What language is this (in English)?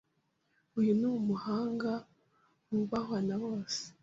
Kinyarwanda